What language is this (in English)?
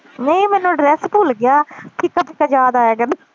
Punjabi